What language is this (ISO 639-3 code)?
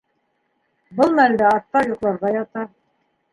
bak